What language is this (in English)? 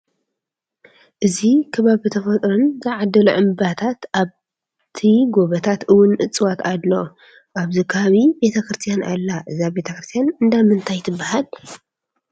Tigrinya